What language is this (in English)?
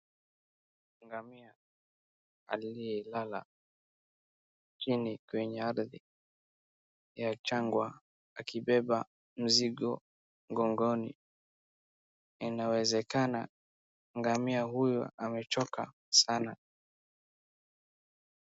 Swahili